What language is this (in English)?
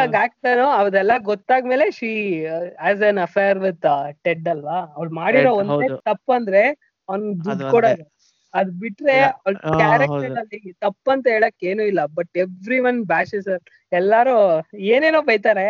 Kannada